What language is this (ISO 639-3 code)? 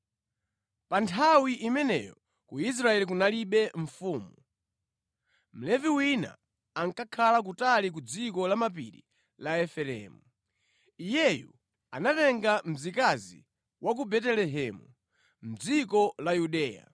nya